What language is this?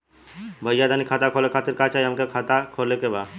Bhojpuri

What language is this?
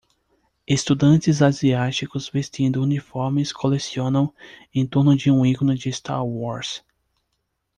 Portuguese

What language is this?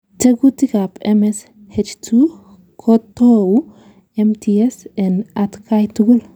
Kalenjin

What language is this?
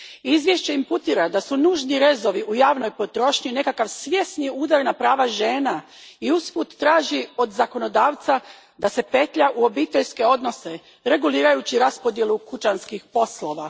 Croatian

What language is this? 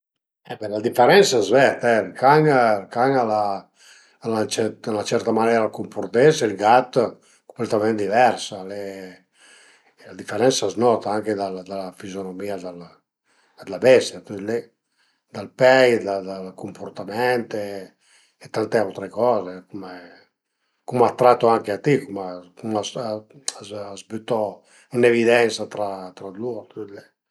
Piedmontese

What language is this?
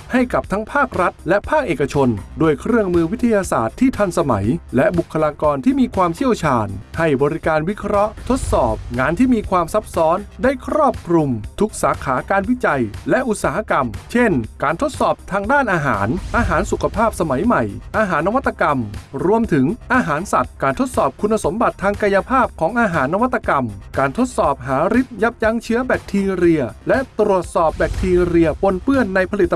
Thai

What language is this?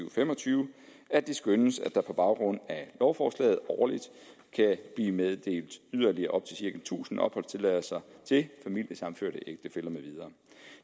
Danish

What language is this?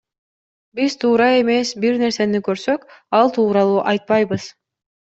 Kyrgyz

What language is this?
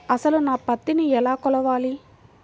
Telugu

